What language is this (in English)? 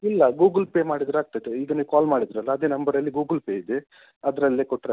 Kannada